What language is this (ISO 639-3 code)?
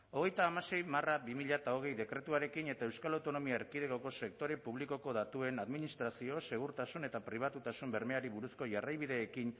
eus